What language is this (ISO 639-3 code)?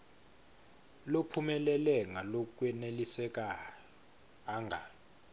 ssw